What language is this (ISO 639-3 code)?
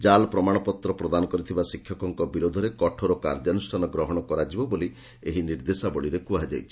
ori